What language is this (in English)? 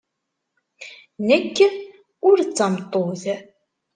Kabyle